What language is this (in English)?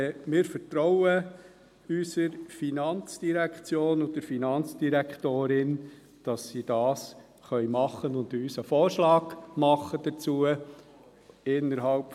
Swiss German